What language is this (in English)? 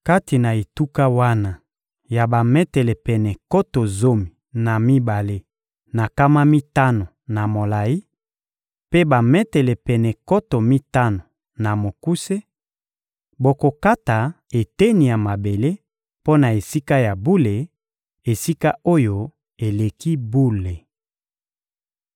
Lingala